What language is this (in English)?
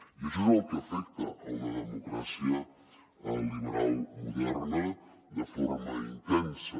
Catalan